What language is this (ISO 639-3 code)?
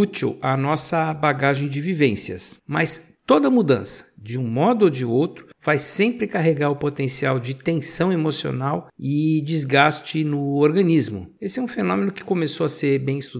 por